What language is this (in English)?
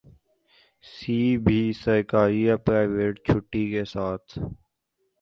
Urdu